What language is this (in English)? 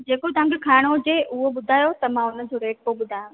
Sindhi